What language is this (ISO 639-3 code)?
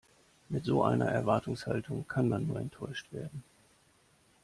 deu